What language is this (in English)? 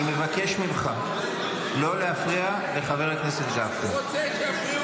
Hebrew